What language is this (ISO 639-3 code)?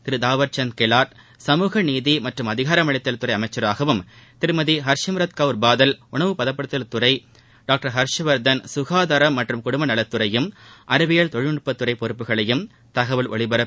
tam